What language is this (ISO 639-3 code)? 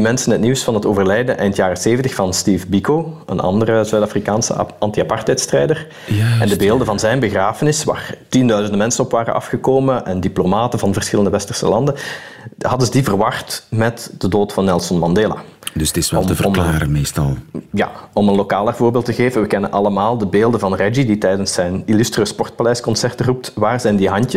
nld